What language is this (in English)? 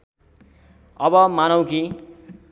Nepali